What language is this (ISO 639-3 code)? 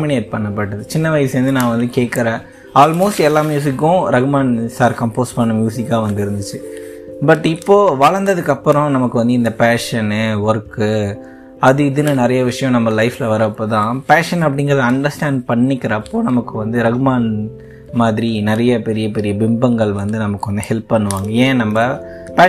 tam